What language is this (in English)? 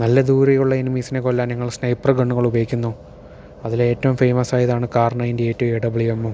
Malayalam